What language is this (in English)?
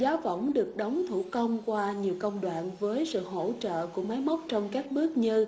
Vietnamese